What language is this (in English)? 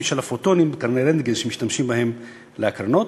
Hebrew